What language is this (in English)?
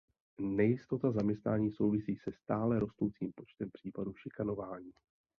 Czech